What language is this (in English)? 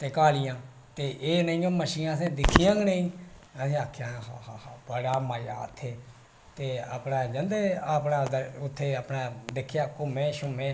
Dogri